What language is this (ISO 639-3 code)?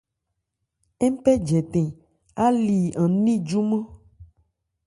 ebr